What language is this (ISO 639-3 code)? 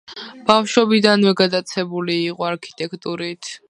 kat